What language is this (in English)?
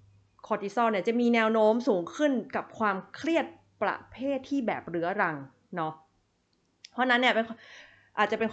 Thai